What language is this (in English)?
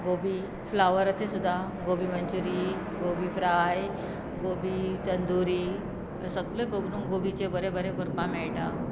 Konkani